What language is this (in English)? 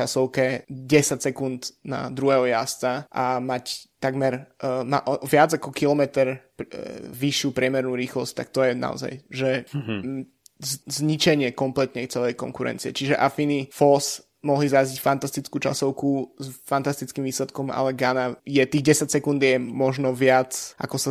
Slovak